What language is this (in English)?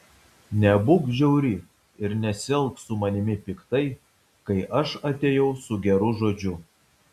Lithuanian